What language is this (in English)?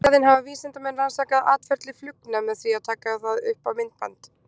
Icelandic